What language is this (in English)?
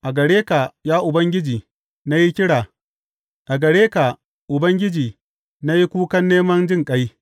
Hausa